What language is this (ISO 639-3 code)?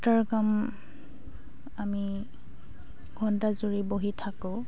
asm